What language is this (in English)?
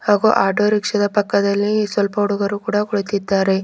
Kannada